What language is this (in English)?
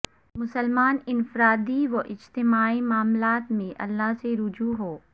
Urdu